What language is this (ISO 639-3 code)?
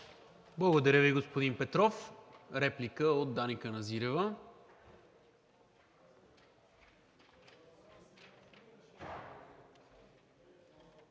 bul